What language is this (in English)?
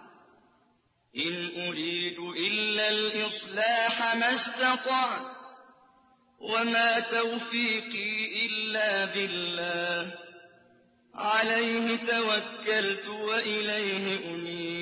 Arabic